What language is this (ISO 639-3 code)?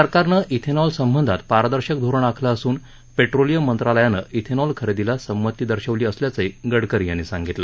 mar